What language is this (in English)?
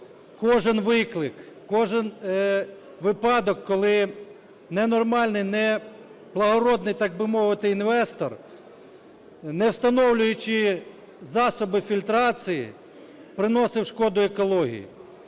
Ukrainian